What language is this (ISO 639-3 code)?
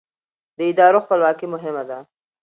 pus